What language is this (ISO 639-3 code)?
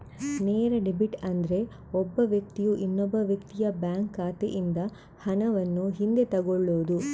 kan